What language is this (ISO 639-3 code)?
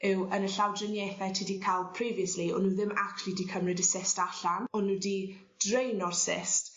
cym